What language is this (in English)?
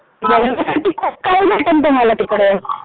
Marathi